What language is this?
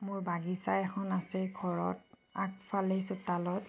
Assamese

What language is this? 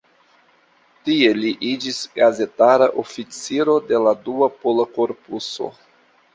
Esperanto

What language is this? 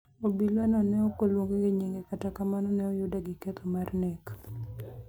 Luo (Kenya and Tanzania)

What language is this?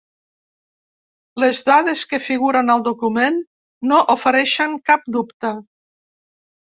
Catalan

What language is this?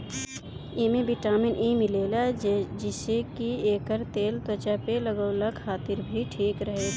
Bhojpuri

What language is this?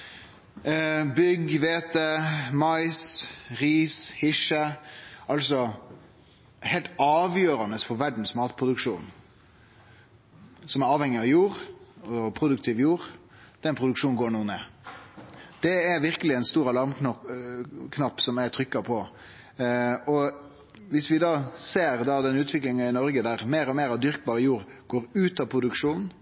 Norwegian Nynorsk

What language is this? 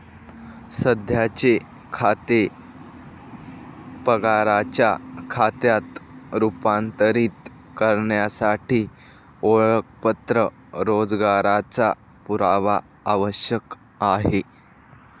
Marathi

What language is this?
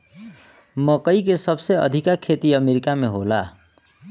Bhojpuri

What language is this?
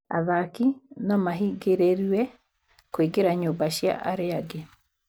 Kikuyu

